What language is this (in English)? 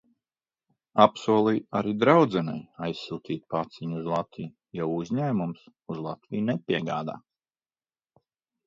Latvian